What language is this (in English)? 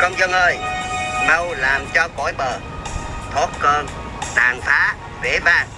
Vietnamese